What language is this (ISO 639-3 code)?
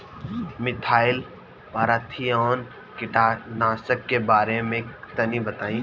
bho